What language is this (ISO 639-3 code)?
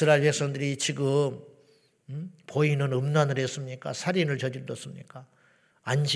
kor